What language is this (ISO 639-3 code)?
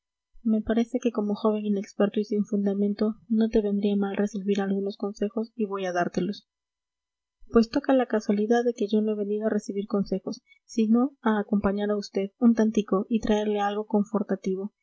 spa